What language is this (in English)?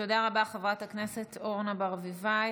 Hebrew